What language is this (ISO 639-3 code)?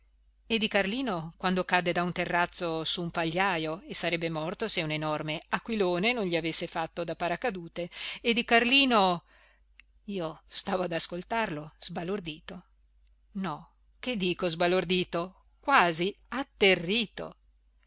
ita